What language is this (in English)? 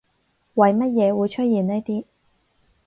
Cantonese